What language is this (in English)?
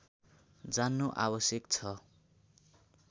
Nepali